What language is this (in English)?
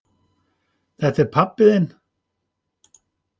Icelandic